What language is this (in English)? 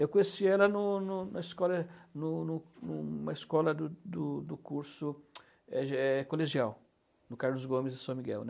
Portuguese